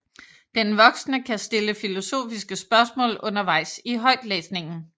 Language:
Danish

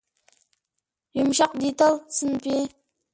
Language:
Uyghur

